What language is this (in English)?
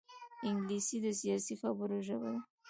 Pashto